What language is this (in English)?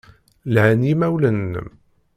Kabyle